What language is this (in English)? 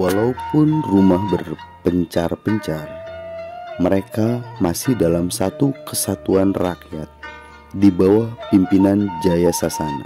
Indonesian